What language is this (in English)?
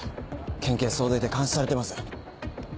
Japanese